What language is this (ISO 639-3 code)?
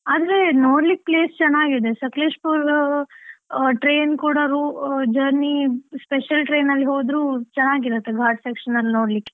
kan